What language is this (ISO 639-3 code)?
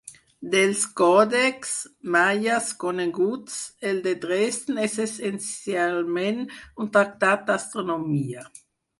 cat